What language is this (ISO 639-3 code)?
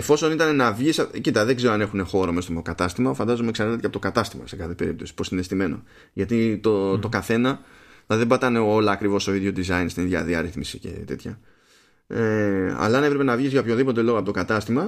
ell